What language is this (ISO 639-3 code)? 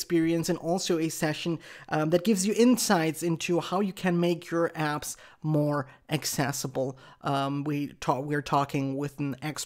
eng